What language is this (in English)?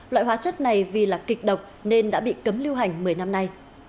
Vietnamese